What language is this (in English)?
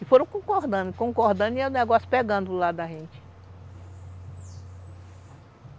Portuguese